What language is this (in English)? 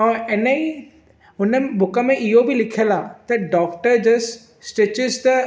Sindhi